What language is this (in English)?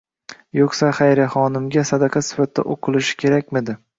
Uzbek